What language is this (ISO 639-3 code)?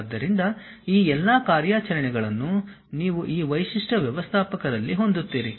kan